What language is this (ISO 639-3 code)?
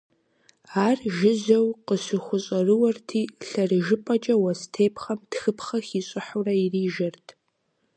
kbd